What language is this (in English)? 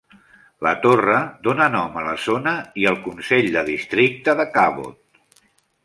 Catalan